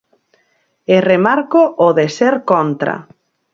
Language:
Galician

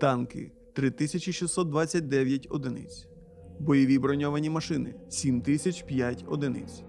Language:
Ukrainian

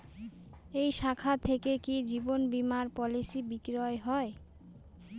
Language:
Bangla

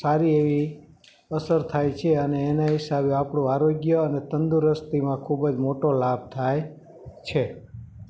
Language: Gujarati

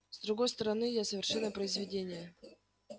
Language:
Russian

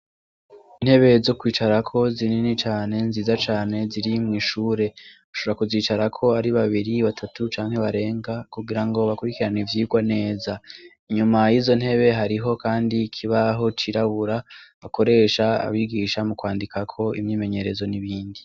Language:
Rundi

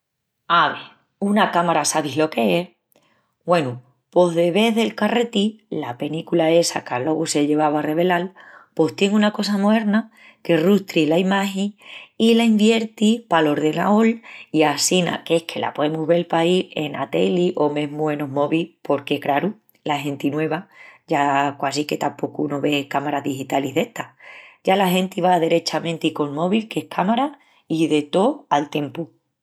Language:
Extremaduran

